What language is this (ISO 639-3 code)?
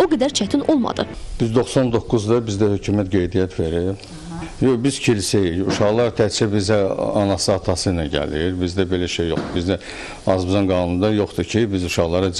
tur